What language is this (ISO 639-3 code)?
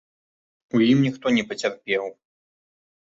bel